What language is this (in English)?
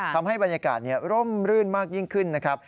Thai